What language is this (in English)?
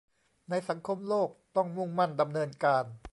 Thai